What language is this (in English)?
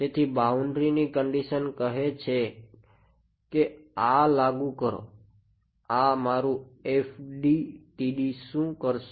Gujarati